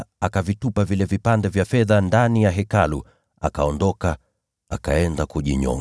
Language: Swahili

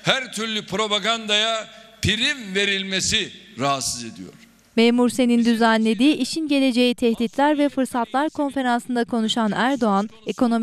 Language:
Turkish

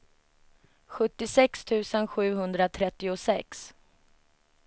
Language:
Swedish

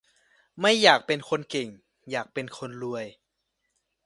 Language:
Thai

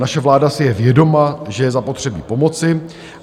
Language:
Czech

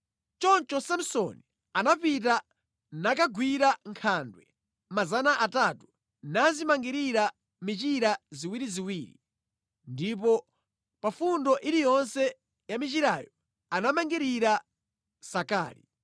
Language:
Nyanja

